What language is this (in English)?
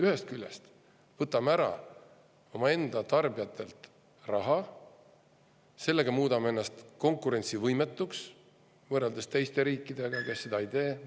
Estonian